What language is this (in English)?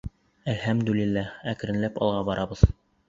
Bashkir